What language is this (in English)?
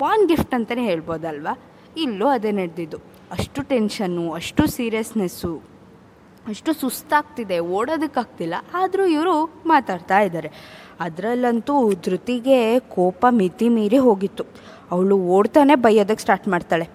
Kannada